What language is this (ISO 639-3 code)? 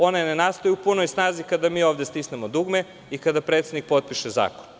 srp